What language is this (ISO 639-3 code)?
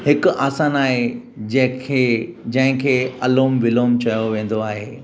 snd